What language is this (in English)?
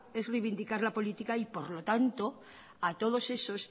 Spanish